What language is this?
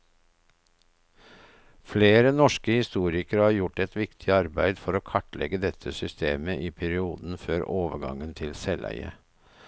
Norwegian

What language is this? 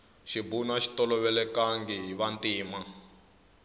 Tsonga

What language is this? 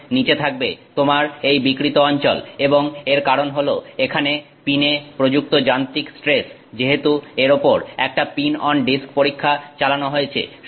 Bangla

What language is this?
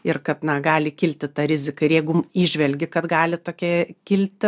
Lithuanian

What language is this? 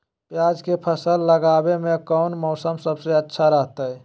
Magahi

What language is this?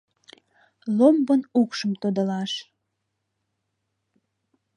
Mari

